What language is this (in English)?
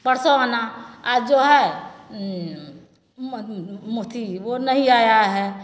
Maithili